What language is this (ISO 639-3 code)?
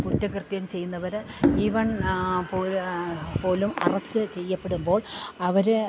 mal